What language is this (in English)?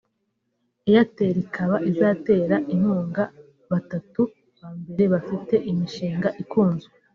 Kinyarwanda